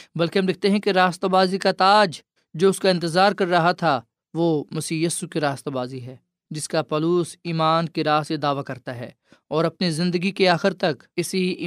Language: Urdu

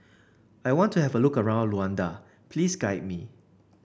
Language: English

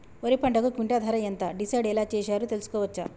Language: Telugu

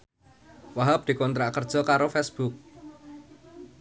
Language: Javanese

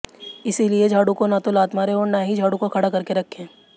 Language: Hindi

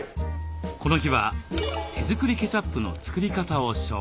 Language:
Japanese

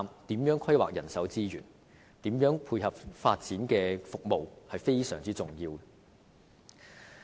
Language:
Cantonese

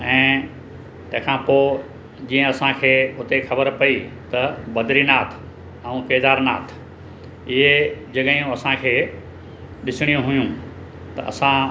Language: Sindhi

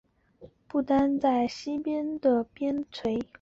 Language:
Chinese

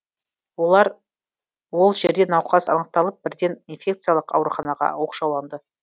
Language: Kazakh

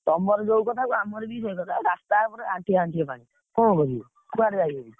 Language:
Odia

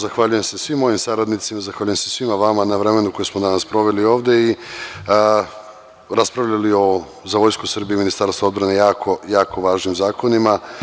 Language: Serbian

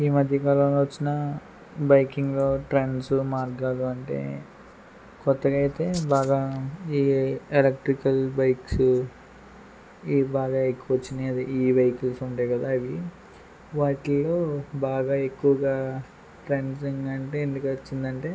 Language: Telugu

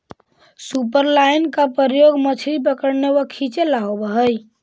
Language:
Magahi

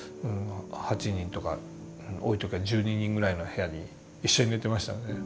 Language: Japanese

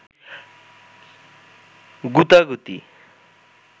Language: Bangla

